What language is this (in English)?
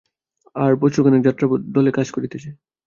Bangla